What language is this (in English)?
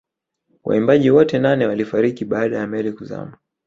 Swahili